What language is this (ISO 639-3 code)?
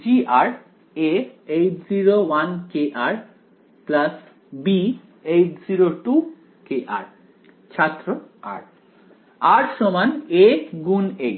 ben